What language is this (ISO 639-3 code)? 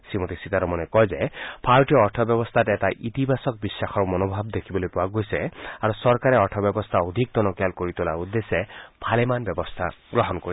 asm